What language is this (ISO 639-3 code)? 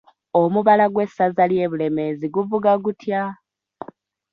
lug